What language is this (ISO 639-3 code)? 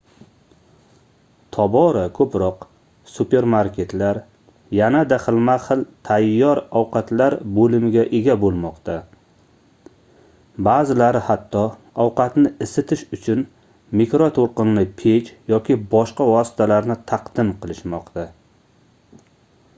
uzb